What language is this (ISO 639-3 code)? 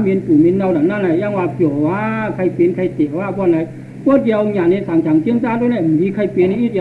tha